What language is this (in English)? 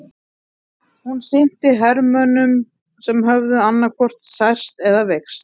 Icelandic